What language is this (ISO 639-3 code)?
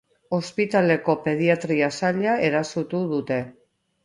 eus